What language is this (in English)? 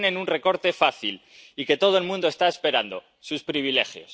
Spanish